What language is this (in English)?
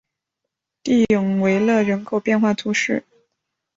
Chinese